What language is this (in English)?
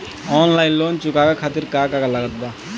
Bhojpuri